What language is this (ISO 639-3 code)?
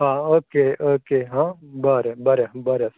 kok